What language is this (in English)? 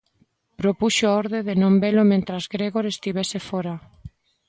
Galician